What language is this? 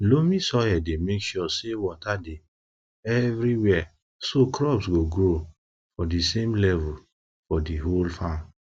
Nigerian Pidgin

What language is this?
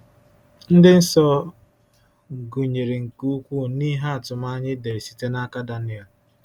Igbo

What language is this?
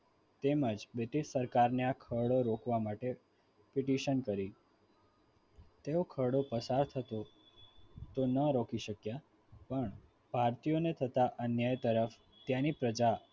Gujarati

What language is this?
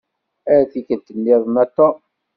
Kabyle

